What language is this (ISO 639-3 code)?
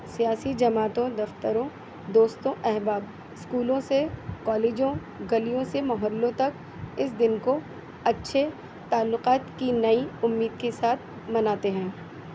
urd